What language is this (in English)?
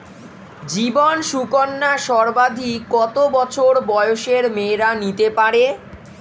Bangla